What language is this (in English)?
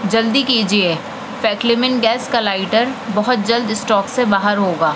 Urdu